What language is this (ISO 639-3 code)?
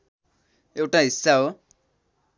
nep